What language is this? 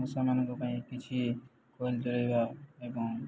Odia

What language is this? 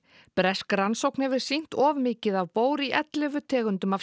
Icelandic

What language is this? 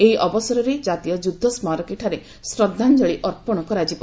Odia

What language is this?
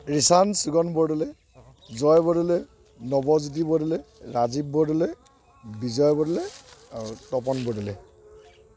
Assamese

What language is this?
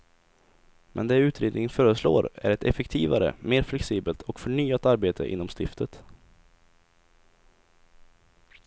Swedish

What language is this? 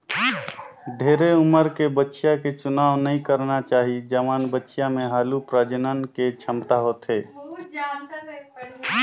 Chhattisgarhi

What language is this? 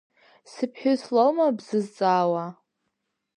Abkhazian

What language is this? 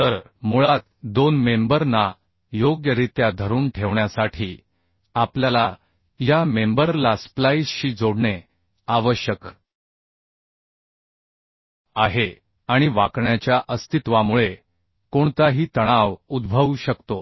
Marathi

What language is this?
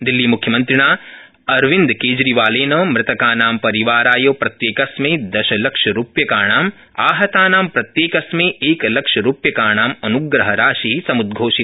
Sanskrit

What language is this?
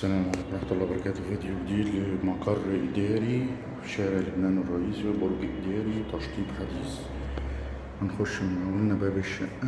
Arabic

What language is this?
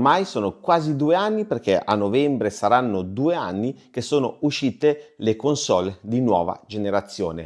Italian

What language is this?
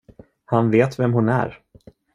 Swedish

